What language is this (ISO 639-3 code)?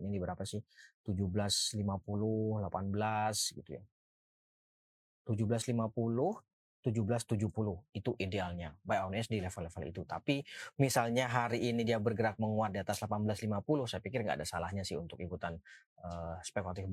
ind